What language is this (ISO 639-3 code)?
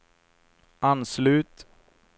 swe